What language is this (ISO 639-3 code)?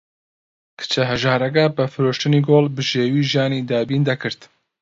ckb